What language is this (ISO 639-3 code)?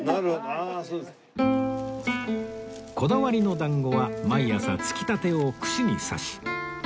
jpn